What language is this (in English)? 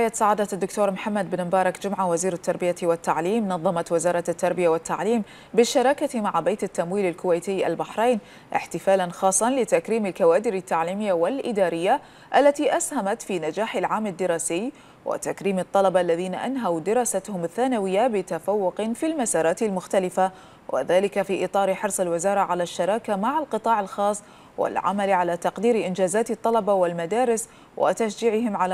Arabic